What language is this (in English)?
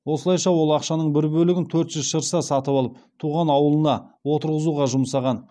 Kazakh